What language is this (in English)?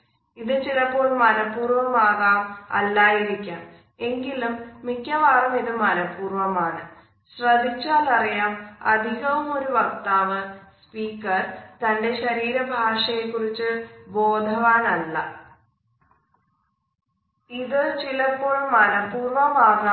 Malayalam